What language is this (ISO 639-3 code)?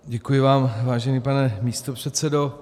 ces